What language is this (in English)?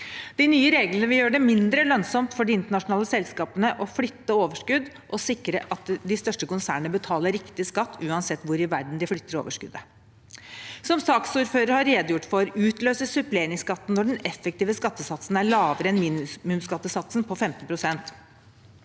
Norwegian